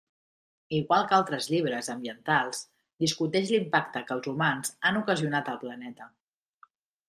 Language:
Catalan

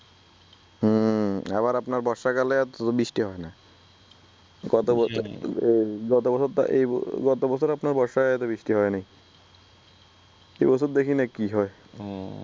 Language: Bangla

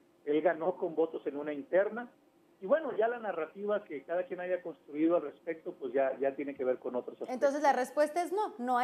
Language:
Spanish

